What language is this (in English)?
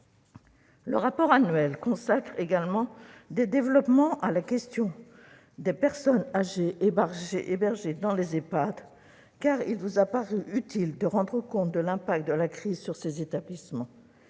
French